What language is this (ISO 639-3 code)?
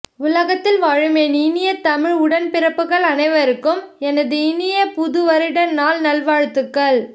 tam